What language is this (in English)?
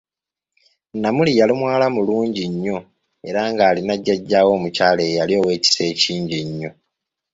Ganda